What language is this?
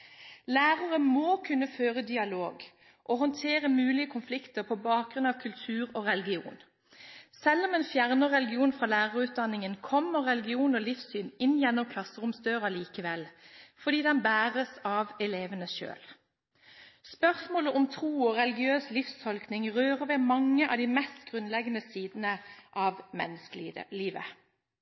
Norwegian Bokmål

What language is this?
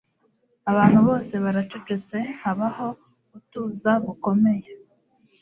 Kinyarwanda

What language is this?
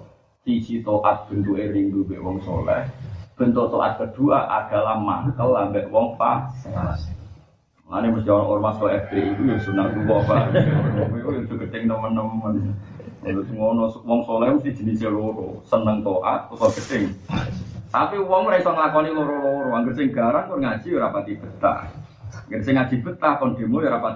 Malay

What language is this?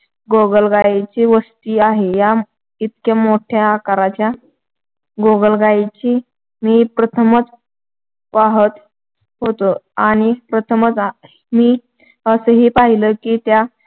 Marathi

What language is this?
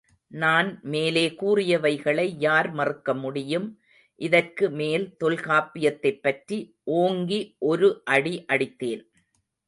Tamil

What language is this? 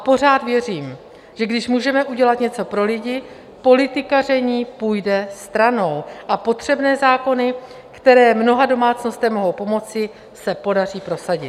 Czech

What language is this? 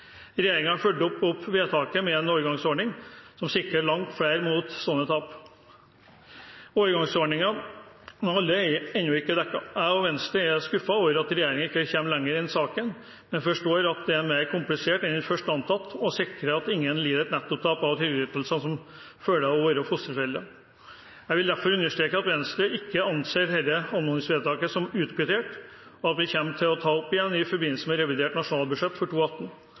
Norwegian Bokmål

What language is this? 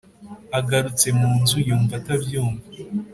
Kinyarwanda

